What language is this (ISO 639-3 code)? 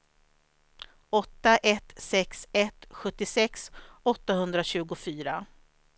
swe